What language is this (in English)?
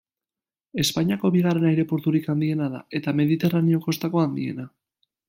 Basque